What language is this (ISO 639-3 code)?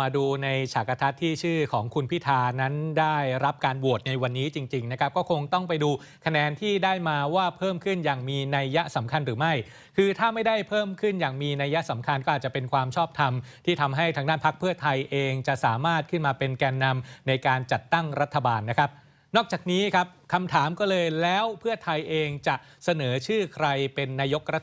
tha